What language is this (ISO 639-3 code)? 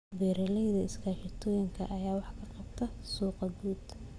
som